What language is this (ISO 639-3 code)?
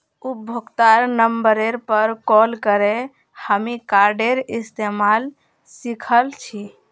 mag